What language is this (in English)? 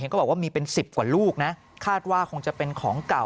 Thai